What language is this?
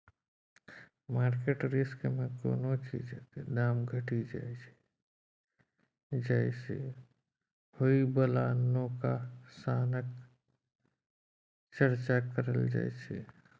Maithili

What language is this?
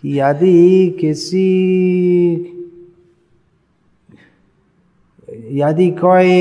Hindi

